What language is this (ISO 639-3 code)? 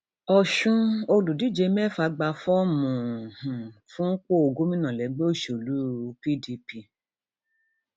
yor